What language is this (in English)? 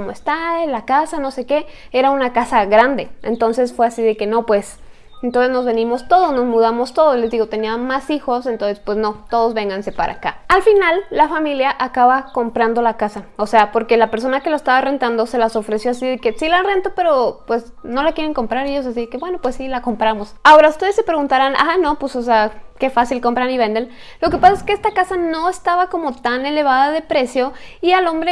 Spanish